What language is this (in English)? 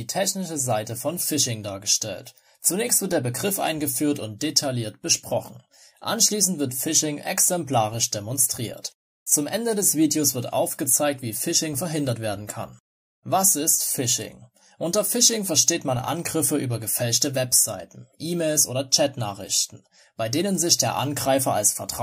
German